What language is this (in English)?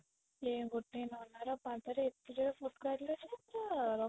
Odia